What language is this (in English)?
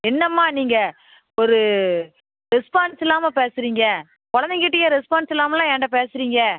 Tamil